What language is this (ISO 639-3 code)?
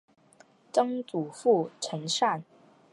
zho